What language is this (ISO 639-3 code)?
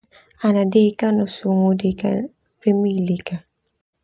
twu